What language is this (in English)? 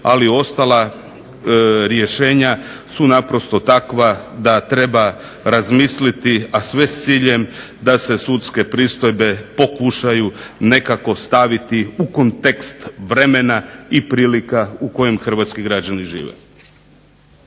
Croatian